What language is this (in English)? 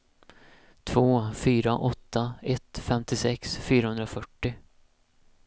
Swedish